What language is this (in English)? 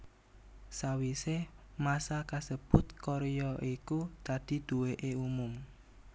Javanese